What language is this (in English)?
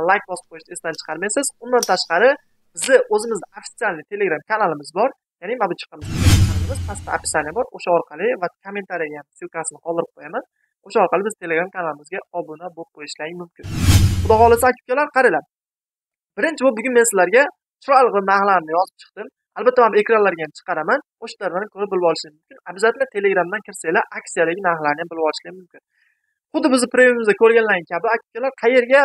Turkish